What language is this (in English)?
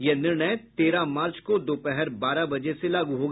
Hindi